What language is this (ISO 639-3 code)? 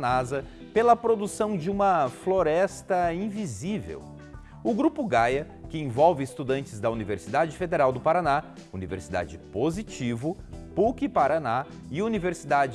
por